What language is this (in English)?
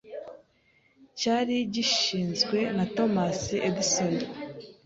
Kinyarwanda